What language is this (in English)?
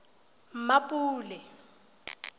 Tswana